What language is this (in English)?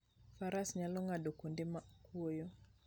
Luo (Kenya and Tanzania)